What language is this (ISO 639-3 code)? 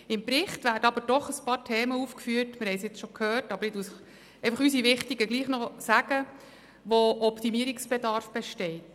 gsw